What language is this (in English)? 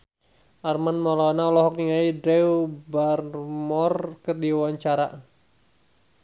Sundanese